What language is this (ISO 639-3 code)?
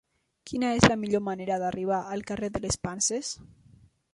cat